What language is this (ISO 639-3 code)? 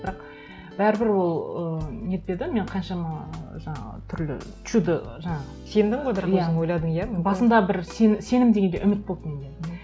kaz